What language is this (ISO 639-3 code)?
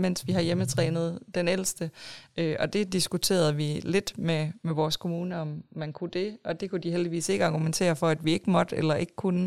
dan